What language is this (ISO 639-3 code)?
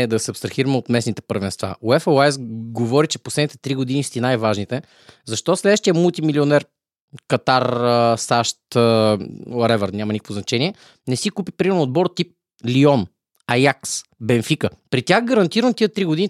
bul